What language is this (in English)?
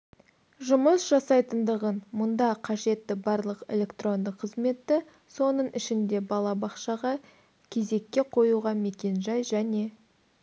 Kazakh